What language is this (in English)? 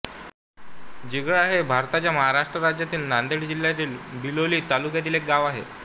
Marathi